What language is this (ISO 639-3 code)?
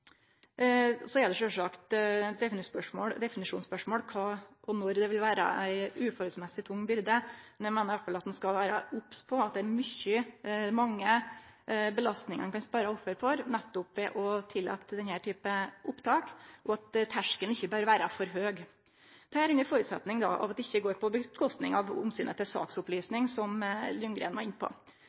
nno